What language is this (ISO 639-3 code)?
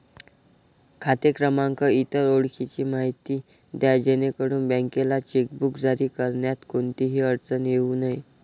mar